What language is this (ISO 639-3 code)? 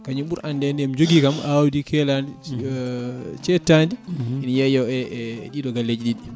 ful